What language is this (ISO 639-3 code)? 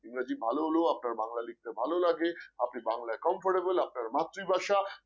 ben